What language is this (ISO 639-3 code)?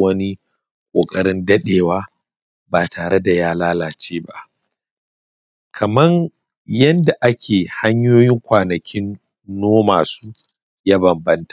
hau